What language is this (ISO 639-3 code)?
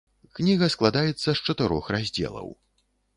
bel